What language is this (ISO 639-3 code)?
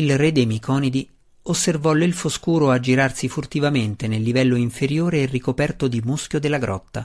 ita